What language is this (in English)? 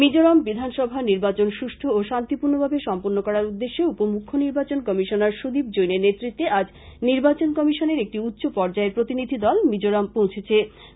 Bangla